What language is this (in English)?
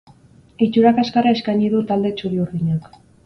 Basque